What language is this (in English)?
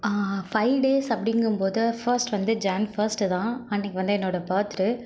Tamil